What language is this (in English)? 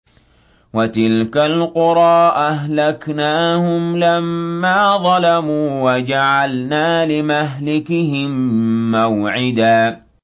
Arabic